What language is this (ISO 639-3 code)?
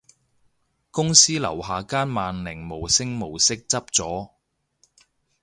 yue